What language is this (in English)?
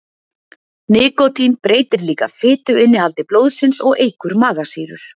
Icelandic